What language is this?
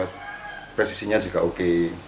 Indonesian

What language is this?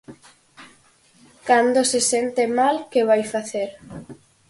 Galician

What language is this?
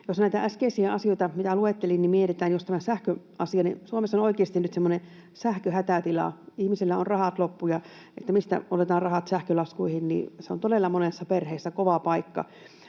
Finnish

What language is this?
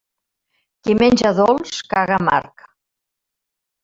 Catalan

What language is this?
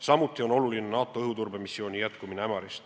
Estonian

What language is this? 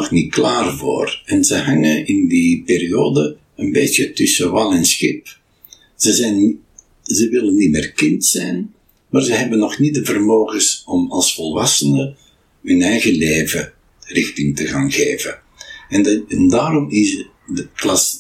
Dutch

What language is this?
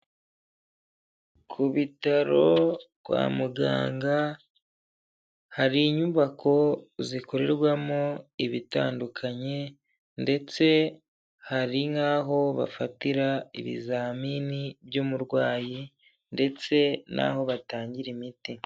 Kinyarwanda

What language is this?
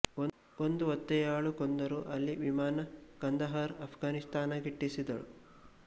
Kannada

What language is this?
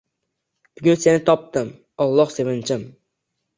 Uzbek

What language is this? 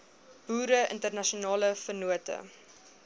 Afrikaans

